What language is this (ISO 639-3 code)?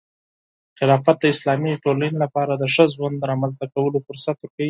pus